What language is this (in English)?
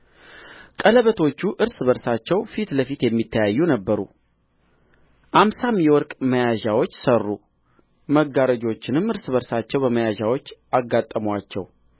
Amharic